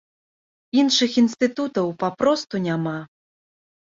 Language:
Belarusian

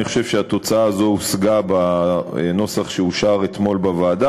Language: Hebrew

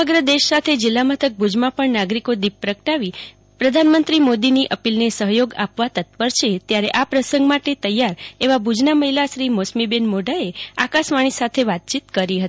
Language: Gujarati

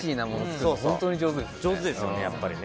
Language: Japanese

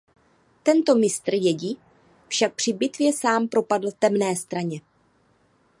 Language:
Czech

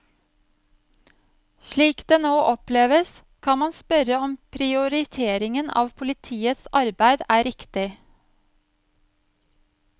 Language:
Norwegian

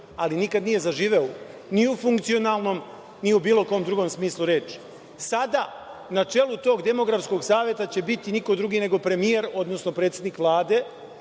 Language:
Serbian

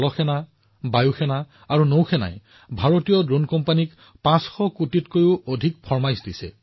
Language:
Assamese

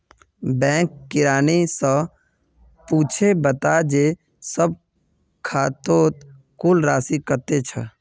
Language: Magahi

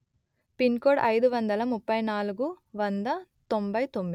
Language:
Telugu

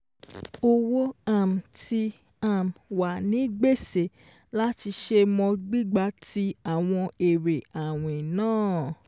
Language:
Yoruba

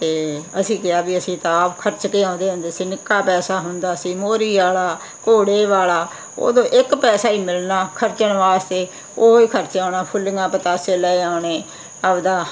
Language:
Punjabi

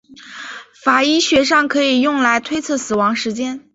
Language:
Chinese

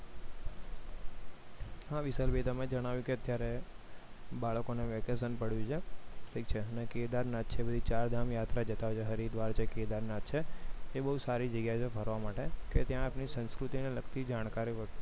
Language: Gujarati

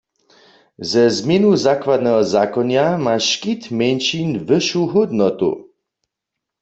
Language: Upper Sorbian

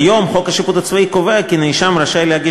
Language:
Hebrew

